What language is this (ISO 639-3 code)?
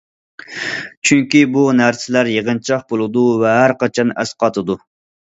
uig